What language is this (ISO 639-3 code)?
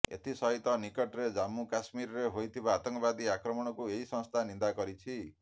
ori